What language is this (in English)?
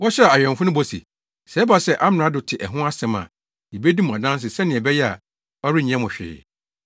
Akan